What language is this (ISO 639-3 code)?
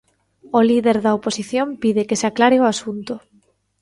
glg